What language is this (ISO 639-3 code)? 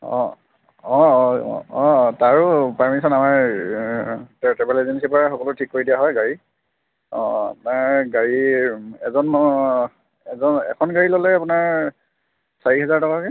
asm